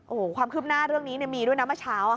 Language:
Thai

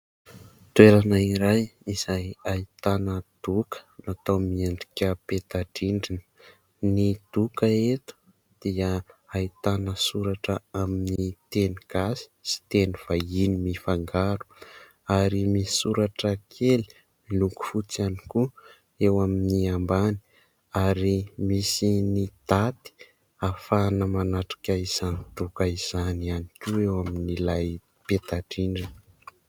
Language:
Malagasy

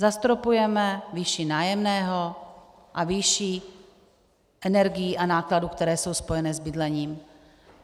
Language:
Czech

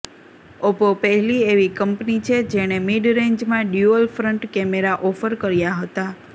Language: Gujarati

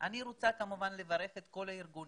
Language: Hebrew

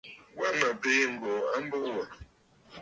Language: Bafut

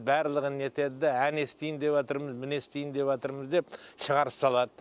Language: Kazakh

